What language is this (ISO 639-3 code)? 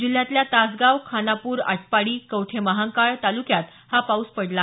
mar